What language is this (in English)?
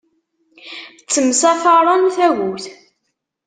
Kabyle